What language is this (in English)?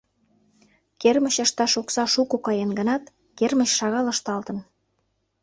Mari